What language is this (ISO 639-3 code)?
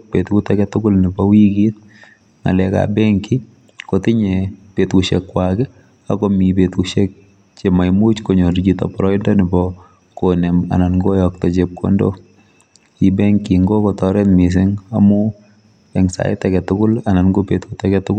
kln